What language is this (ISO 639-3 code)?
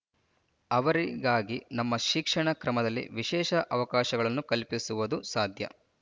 kan